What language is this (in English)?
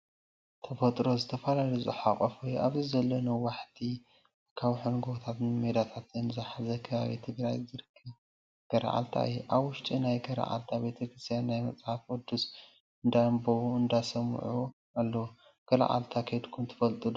Tigrinya